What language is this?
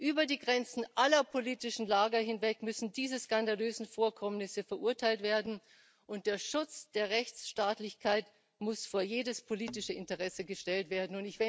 German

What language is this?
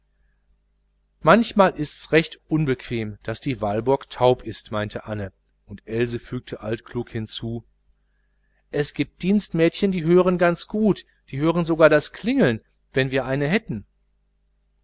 German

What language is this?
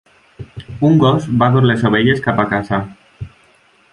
Catalan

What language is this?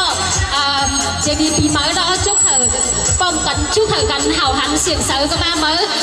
Vietnamese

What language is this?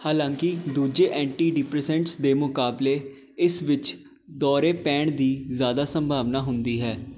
Punjabi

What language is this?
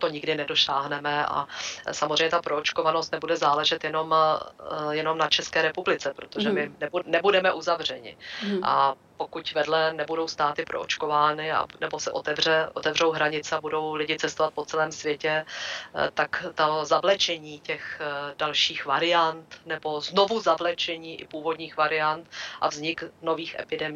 Czech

